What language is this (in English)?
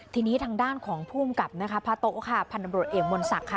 Thai